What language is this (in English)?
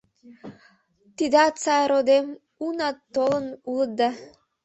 Mari